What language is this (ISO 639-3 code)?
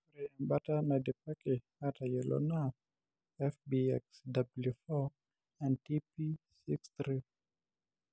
mas